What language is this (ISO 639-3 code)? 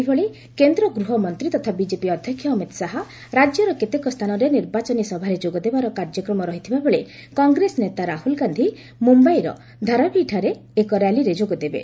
ori